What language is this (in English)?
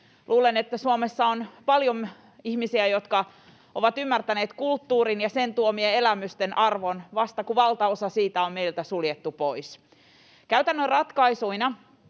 Finnish